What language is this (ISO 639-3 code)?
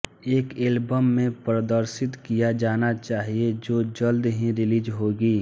hin